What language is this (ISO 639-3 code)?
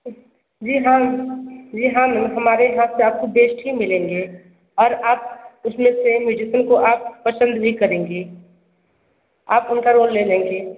hin